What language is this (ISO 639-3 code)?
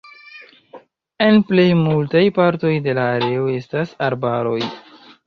epo